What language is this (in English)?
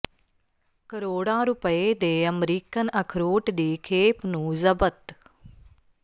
Punjabi